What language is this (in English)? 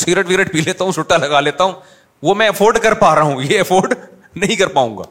Urdu